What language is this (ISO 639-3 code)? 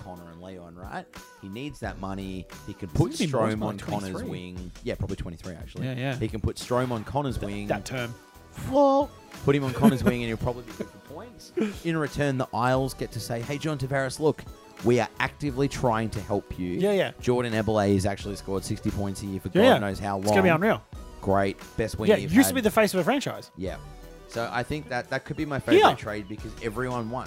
eng